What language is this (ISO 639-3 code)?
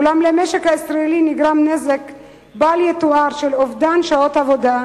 heb